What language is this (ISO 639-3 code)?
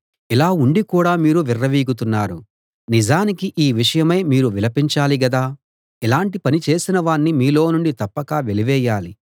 tel